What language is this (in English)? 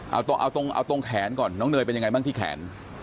Thai